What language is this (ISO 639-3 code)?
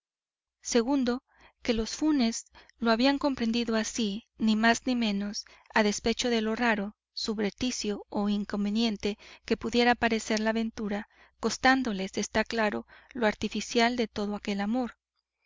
spa